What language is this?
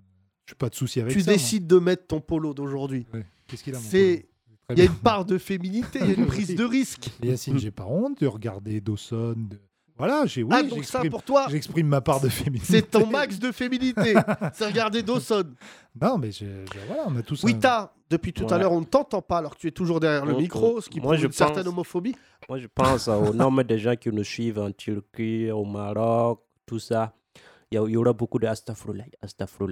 French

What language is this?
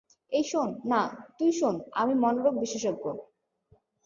Bangla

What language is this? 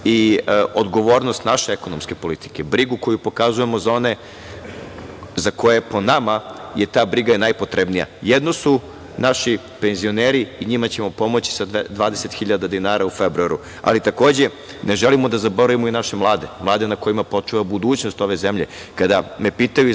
Serbian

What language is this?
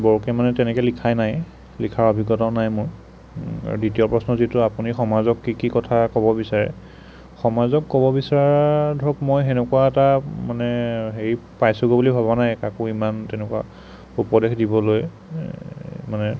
Assamese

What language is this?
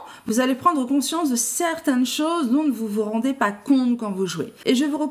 French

